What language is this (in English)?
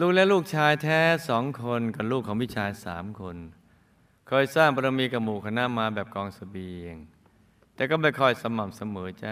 Thai